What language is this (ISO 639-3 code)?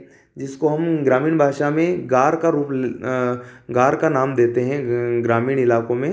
hin